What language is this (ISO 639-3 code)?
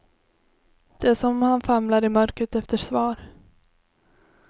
swe